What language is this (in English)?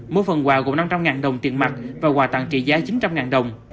Vietnamese